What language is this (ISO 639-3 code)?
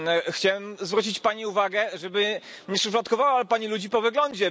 pol